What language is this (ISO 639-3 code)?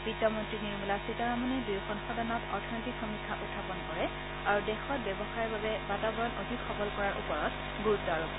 asm